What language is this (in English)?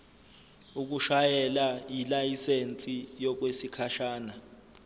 Zulu